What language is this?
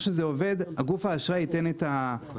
Hebrew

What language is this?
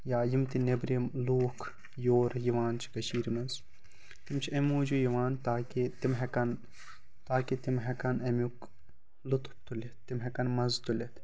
Kashmiri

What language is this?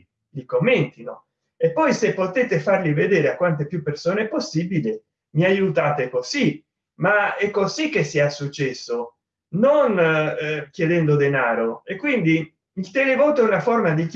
Italian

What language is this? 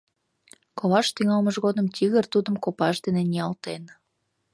Mari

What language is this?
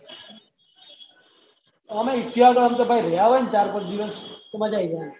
Gujarati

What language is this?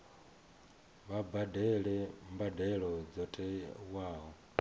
Venda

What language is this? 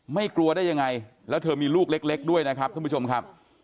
Thai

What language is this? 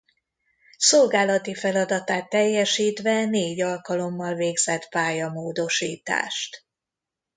Hungarian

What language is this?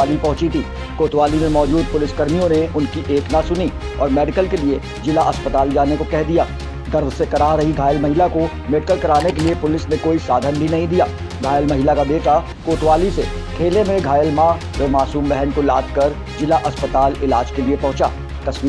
Hindi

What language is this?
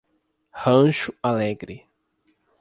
Portuguese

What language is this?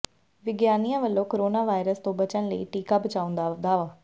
Punjabi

